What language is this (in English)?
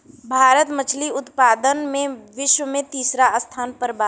Bhojpuri